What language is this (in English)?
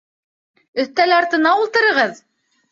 Bashkir